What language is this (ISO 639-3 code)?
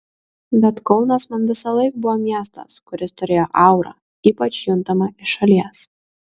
lit